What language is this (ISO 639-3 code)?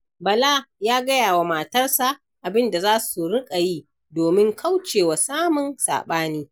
hau